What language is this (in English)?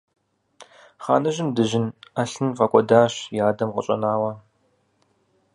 Kabardian